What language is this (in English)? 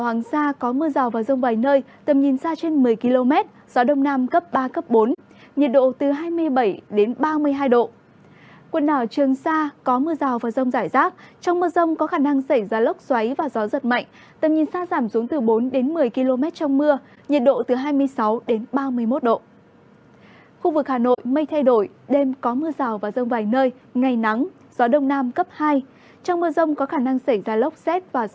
Vietnamese